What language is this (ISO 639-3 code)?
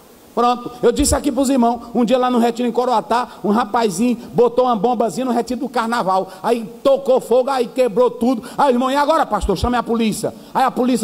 por